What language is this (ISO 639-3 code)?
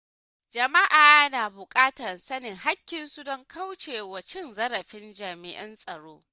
hau